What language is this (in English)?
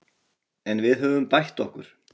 Icelandic